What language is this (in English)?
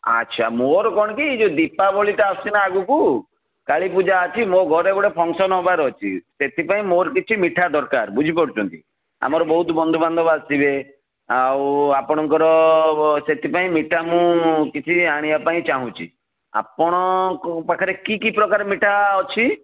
Odia